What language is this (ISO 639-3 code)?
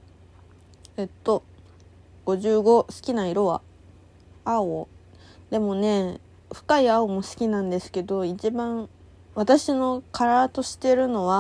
jpn